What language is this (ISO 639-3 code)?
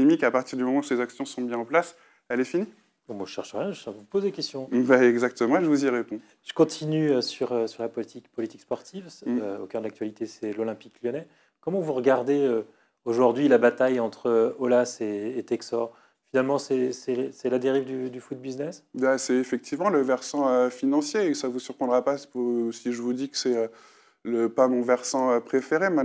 fra